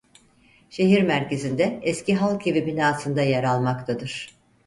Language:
Turkish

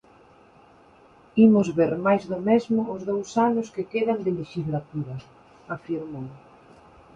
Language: Galician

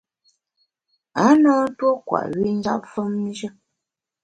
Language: Bamun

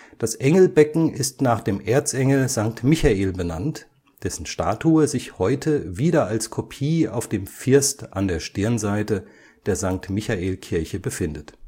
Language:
German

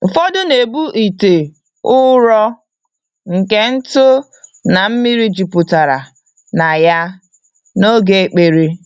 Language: Igbo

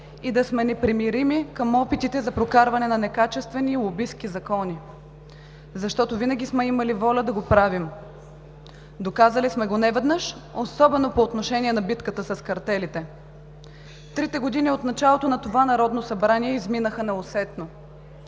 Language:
Bulgarian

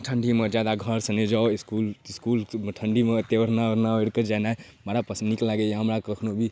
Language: Maithili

